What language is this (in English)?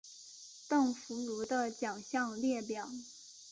Chinese